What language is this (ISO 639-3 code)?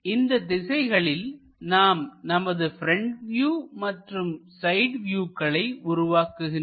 tam